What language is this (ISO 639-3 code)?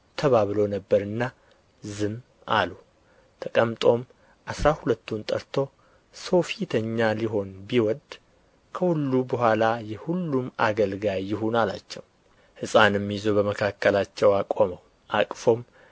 amh